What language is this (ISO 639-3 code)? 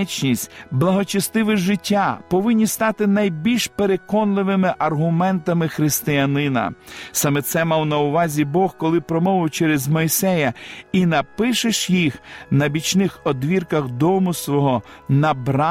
ukr